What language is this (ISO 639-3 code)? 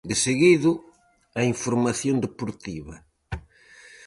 glg